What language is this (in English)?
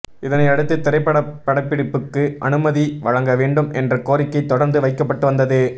Tamil